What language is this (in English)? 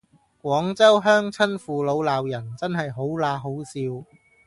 Cantonese